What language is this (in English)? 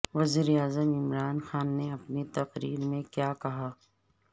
Urdu